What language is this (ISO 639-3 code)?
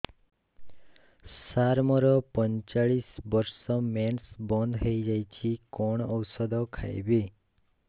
ori